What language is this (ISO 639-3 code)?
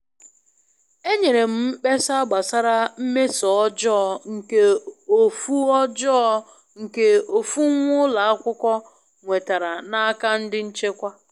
ibo